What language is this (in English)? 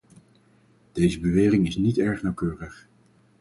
Dutch